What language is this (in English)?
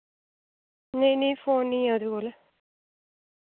Dogri